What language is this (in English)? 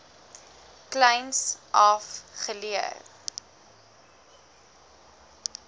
Afrikaans